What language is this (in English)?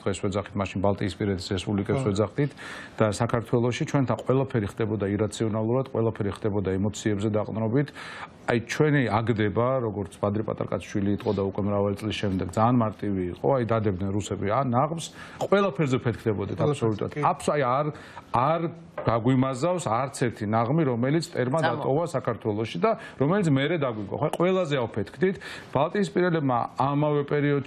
Romanian